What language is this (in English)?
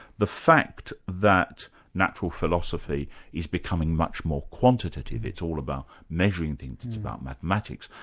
English